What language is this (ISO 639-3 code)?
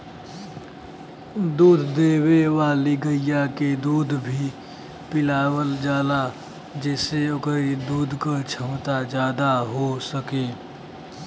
bho